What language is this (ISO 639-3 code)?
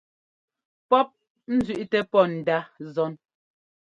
jgo